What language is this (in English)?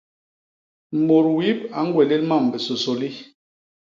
Basaa